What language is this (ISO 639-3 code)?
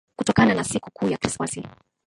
swa